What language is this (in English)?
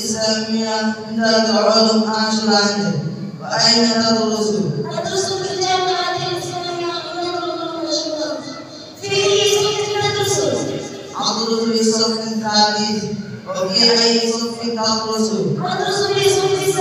Arabic